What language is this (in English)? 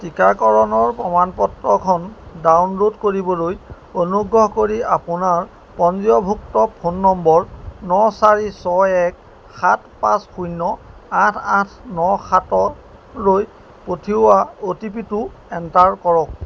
Assamese